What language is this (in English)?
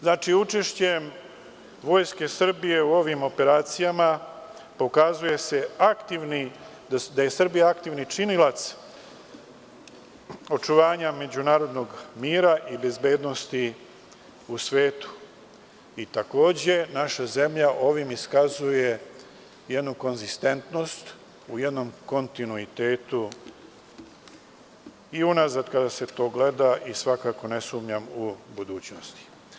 Serbian